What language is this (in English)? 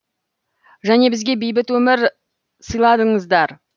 Kazakh